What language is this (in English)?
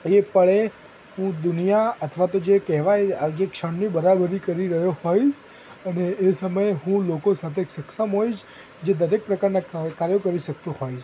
Gujarati